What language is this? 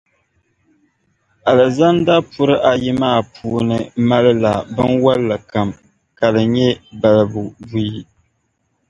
Dagbani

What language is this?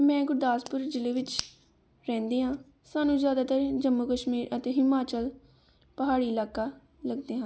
Punjabi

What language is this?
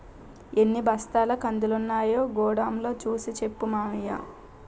Telugu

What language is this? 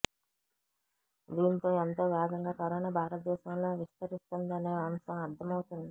Telugu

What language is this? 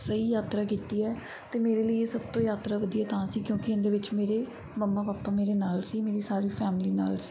Punjabi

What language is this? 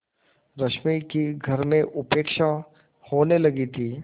Hindi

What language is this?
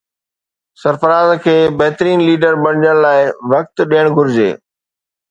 Sindhi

